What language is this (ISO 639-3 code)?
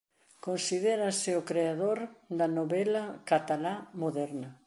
glg